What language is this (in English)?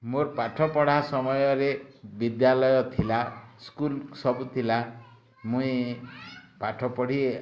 Odia